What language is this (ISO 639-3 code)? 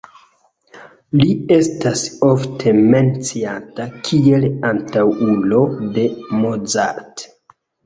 epo